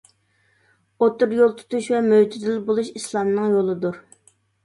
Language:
Uyghur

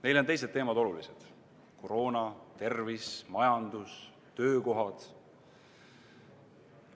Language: Estonian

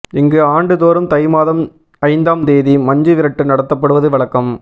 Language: Tamil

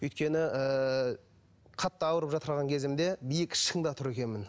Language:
Kazakh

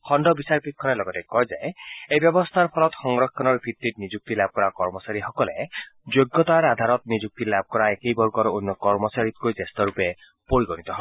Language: Assamese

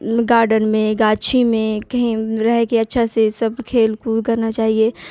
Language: Urdu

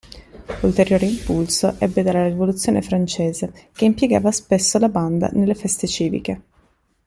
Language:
Italian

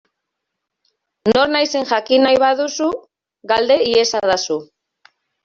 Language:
Basque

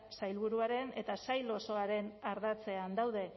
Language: Basque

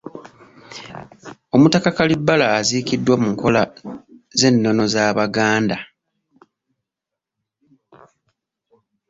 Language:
Ganda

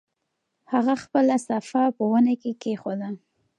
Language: Pashto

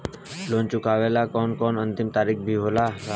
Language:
Bhojpuri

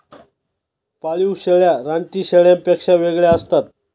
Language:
Marathi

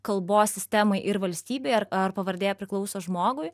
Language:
Lithuanian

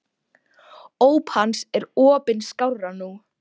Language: Icelandic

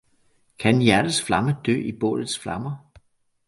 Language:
Danish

